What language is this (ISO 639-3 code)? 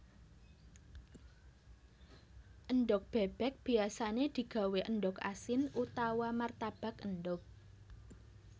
jav